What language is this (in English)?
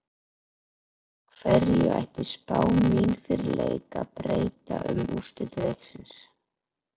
Icelandic